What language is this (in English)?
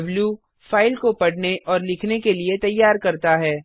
Hindi